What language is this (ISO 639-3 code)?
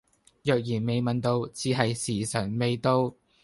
yue